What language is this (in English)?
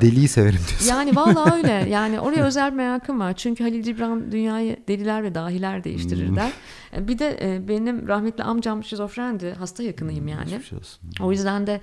Turkish